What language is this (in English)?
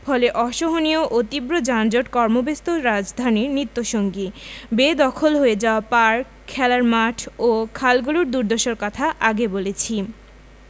Bangla